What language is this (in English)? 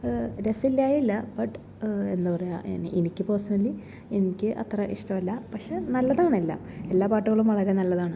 Malayalam